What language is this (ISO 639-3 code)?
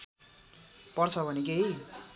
nep